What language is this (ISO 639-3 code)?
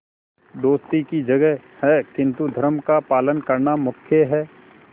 hin